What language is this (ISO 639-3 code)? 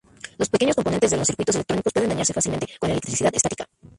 spa